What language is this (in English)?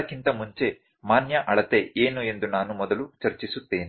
Kannada